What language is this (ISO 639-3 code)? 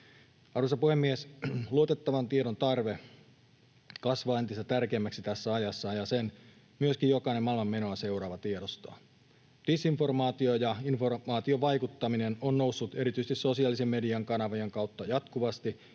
fin